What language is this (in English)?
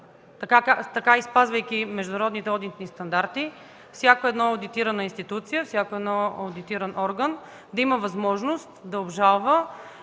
Bulgarian